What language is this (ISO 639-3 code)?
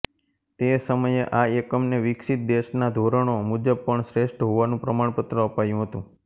guj